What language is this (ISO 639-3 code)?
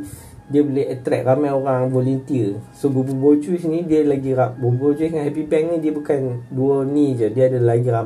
msa